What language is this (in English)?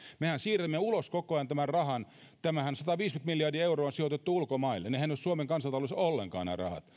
Finnish